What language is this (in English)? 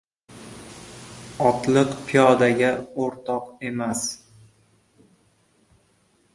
Uzbek